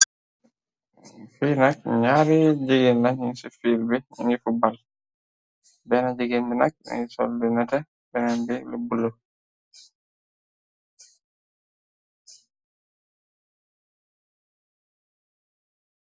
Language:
Wolof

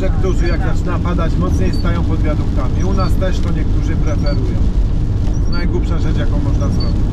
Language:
Polish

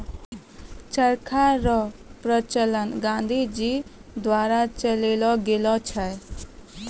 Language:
Maithili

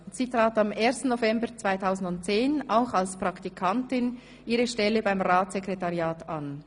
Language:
Swiss German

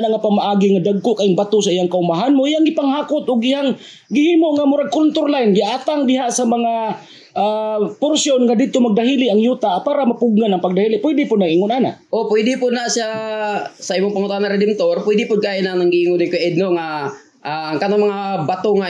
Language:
Filipino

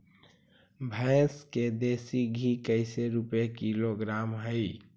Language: Magahi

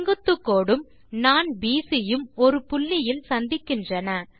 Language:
Tamil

